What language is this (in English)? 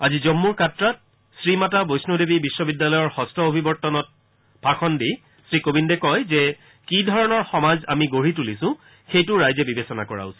Assamese